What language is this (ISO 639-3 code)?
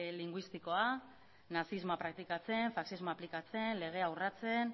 eus